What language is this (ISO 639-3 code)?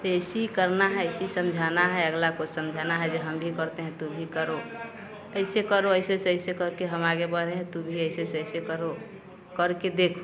hin